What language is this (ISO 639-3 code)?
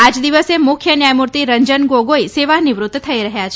guj